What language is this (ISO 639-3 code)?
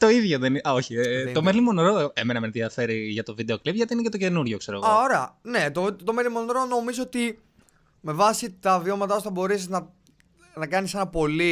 ell